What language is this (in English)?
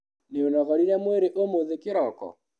Kikuyu